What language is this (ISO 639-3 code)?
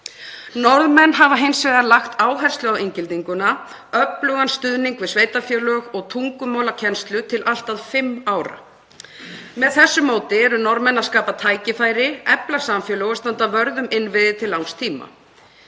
isl